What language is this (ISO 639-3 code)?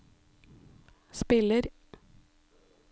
nor